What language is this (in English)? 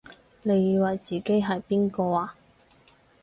Cantonese